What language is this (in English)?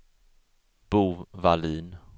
Swedish